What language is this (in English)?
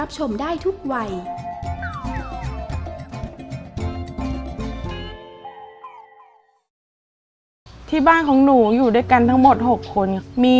Thai